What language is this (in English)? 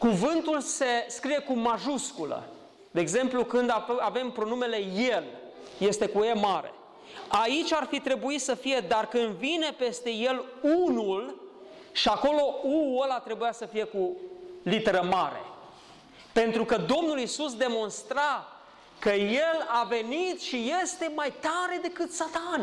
Romanian